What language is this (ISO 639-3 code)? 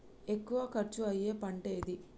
tel